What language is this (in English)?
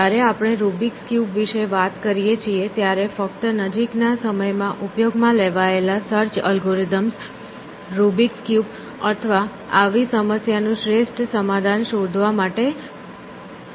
Gujarati